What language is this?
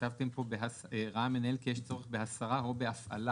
Hebrew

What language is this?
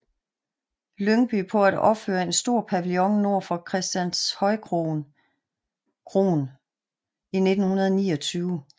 Danish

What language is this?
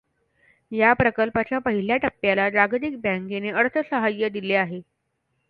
Marathi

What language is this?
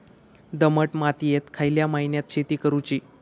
Marathi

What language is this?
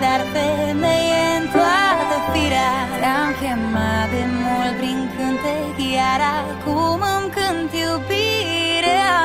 Romanian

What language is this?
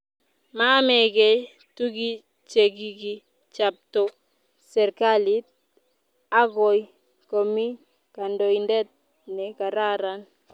Kalenjin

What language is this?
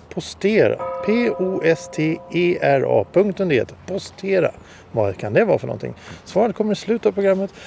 Swedish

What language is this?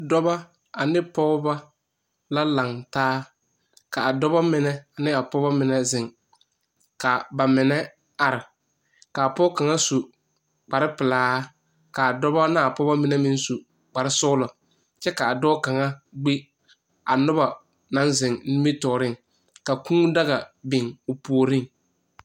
Southern Dagaare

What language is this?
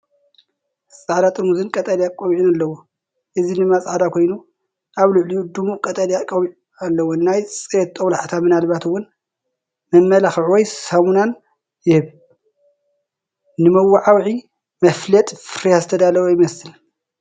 Tigrinya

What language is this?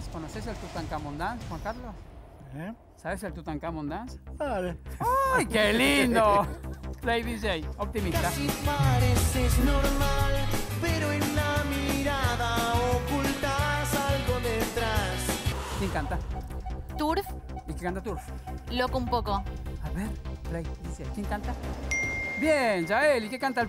Spanish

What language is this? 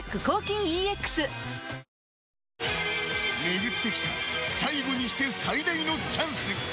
Japanese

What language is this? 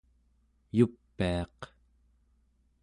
Central Yupik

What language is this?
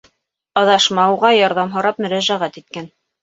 Bashkir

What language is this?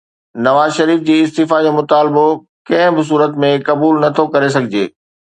Sindhi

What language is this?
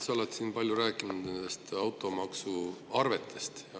Estonian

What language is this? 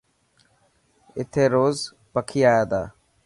Dhatki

